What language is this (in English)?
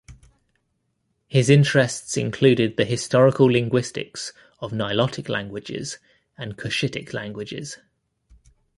English